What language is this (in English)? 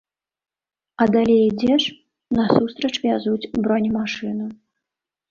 Belarusian